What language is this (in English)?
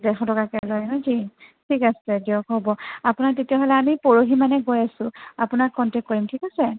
Assamese